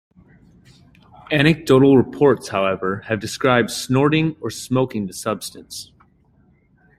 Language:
English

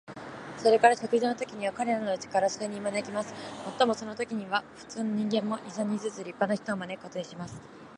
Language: Japanese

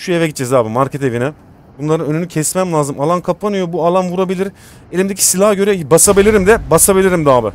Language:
Turkish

